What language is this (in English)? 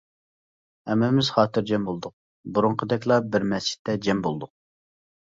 Uyghur